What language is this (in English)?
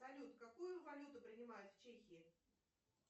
Russian